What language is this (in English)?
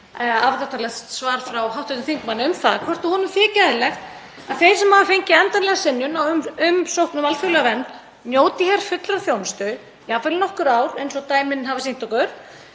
Icelandic